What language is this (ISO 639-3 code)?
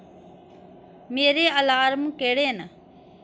doi